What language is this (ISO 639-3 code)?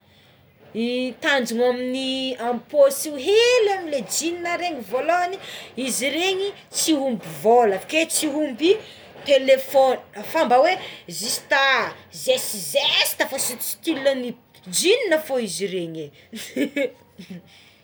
xmw